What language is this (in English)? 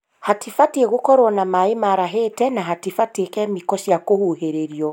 Kikuyu